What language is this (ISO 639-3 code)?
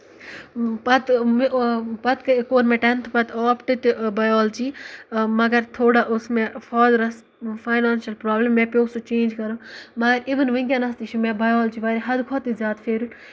kas